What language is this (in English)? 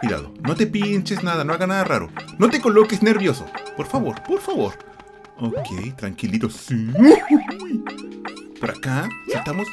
Spanish